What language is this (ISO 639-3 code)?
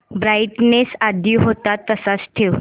mar